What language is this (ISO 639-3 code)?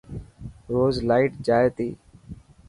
mki